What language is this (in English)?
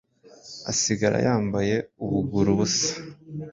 Kinyarwanda